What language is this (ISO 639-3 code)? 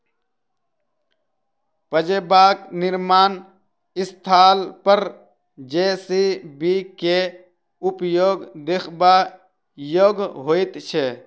mai